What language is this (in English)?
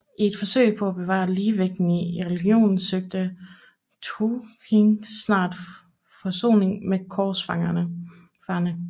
Danish